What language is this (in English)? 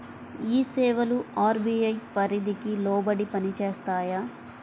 Telugu